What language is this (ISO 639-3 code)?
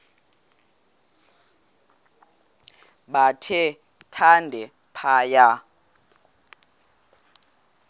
xho